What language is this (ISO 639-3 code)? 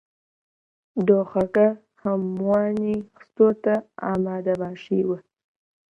ckb